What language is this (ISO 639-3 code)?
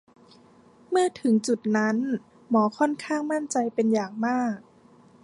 tha